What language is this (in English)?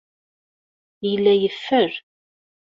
Kabyle